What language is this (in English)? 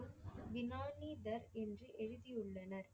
Tamil